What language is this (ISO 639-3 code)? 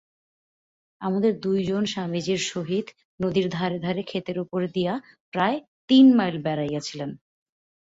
ben